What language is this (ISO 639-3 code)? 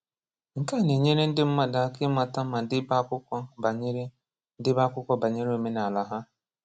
ibo